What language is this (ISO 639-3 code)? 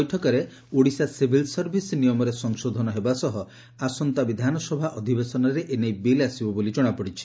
ori